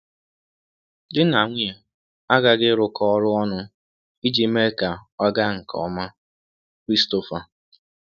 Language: Igbo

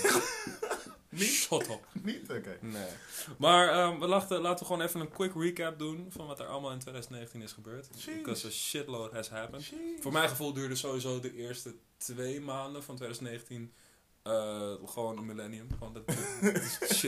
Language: Dutch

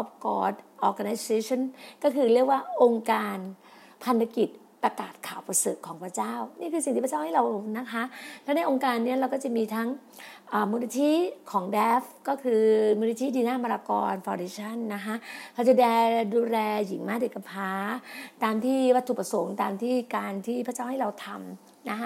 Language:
Thai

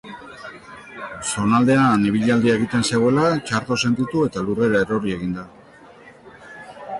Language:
Basque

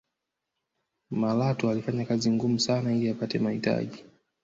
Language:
Swahili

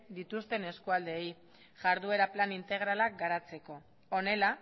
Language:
Basque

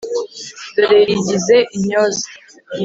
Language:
Kinyarwanda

